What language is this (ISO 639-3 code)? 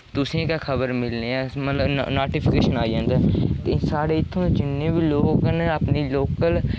doi